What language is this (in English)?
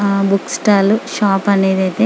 Telugu